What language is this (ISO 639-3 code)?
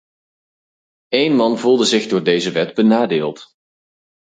nld